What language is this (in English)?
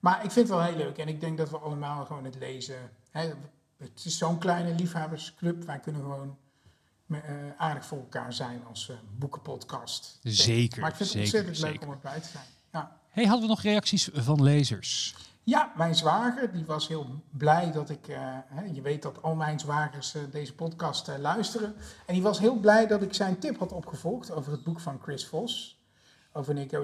Dutch